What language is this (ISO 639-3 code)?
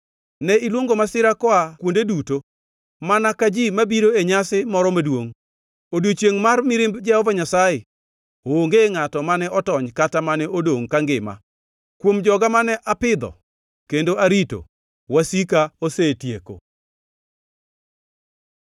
luo